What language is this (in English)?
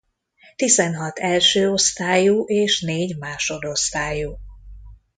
Hungarian